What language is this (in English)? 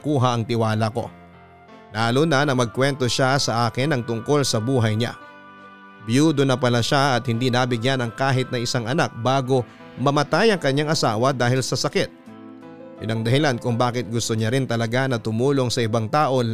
Filipino